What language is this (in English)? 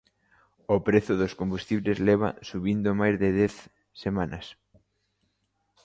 Galician